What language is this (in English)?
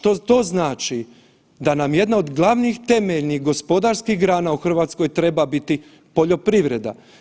Croatian